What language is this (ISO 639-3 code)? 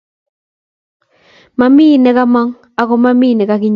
kln